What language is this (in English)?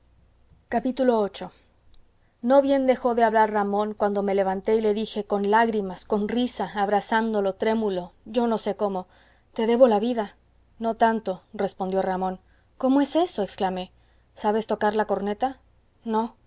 Spanish